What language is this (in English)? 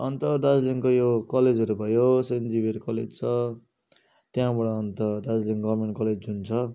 Nepali